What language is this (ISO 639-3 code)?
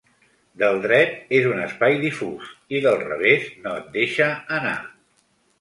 cat